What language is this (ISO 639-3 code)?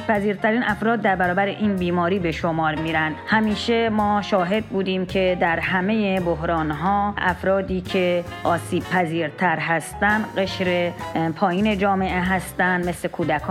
fas